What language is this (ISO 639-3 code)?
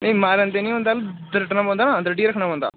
doi